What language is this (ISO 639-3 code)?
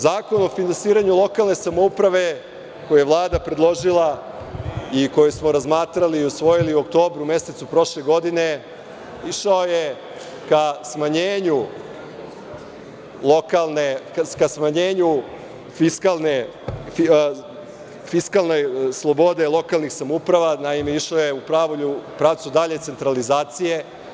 srp